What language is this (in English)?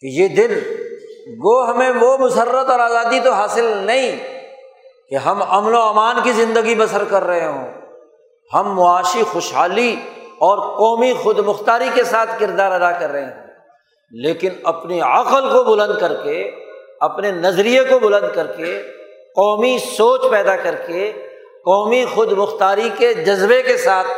Urdu